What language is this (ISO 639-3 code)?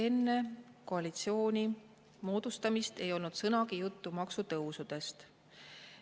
est